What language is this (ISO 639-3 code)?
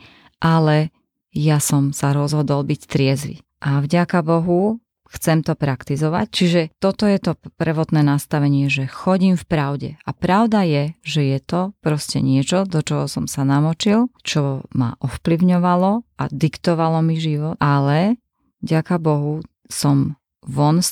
slk